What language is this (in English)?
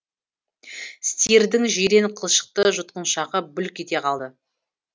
Kazakh